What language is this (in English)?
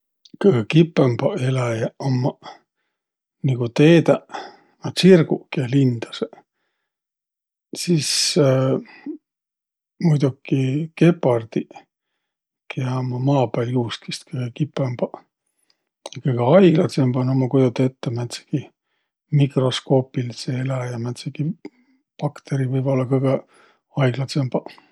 Võro